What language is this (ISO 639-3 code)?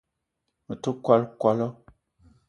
eto